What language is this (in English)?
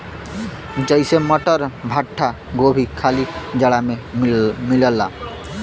Bhojpuri